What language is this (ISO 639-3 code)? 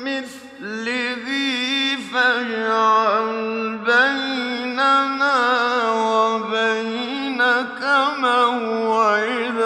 ara